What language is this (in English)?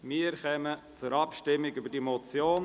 Swiss German